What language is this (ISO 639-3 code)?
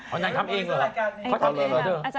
tha